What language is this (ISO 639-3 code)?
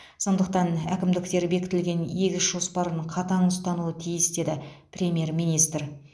kaz